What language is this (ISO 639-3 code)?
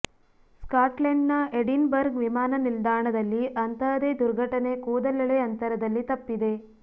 kan